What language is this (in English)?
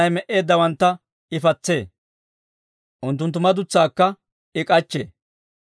Dawro